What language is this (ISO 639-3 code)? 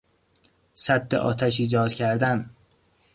fas